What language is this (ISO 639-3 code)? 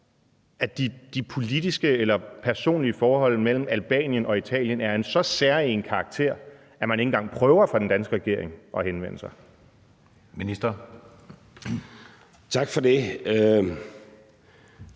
dan